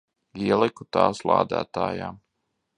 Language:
Latvian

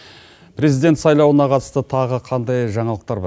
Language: Kazakh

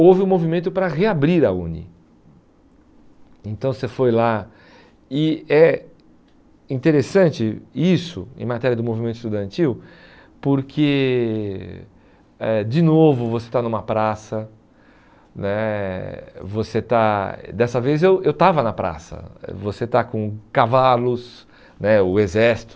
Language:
Portuguese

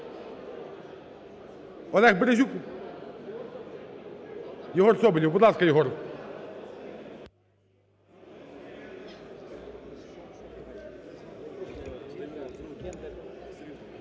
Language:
Ukrainian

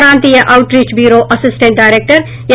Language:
Telugu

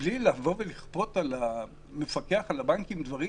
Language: Hebrew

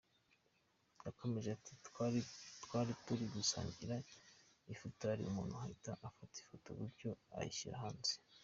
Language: Kinyarwanda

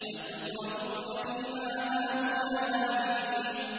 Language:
Arabic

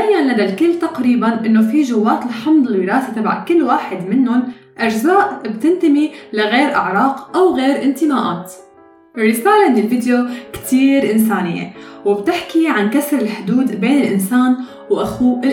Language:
Arabic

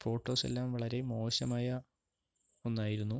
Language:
Malayalam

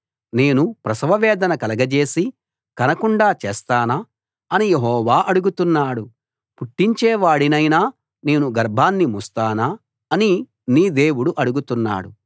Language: Telugu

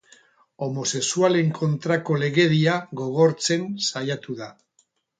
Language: Basque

